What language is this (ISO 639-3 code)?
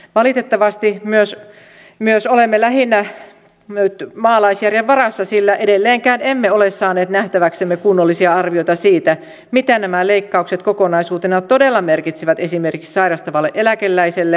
fin